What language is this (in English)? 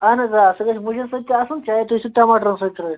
Kashmiri